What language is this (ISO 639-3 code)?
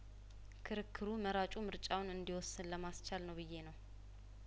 amh